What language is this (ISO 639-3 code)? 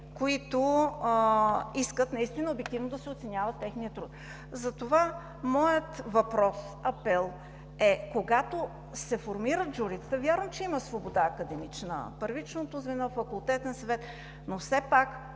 bul